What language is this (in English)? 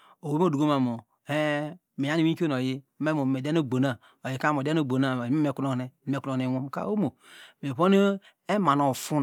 Degema